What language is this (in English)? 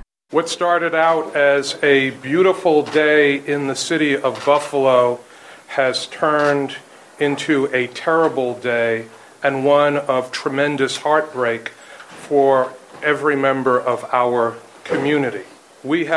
Slovak